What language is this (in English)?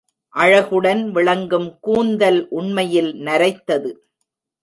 Tamil